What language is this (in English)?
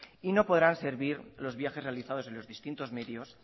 Spanish